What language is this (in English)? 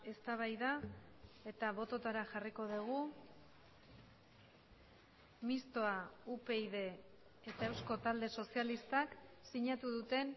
Basque